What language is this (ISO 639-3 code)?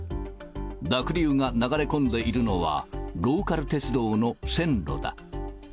jpn